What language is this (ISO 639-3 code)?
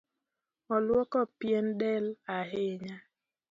luo